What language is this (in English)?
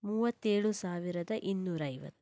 Kannada